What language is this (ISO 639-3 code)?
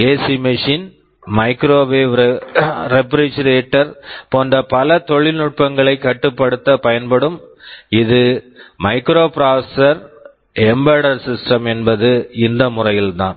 tam